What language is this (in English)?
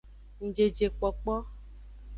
Aja (Benin)